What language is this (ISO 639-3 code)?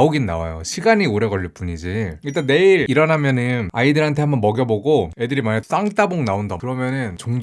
kor